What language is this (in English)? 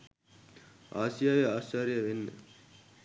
Sinhala